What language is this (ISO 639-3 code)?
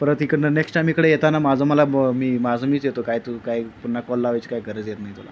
mar